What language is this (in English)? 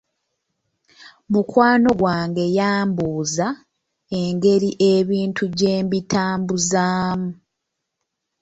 Ganda